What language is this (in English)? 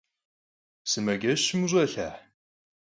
Kabardian